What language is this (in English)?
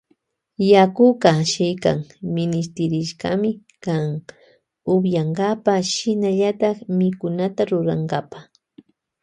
Loja Highland Quichua